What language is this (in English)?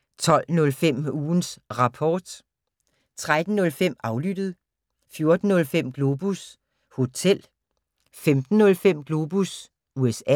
Danish